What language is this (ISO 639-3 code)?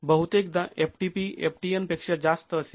mar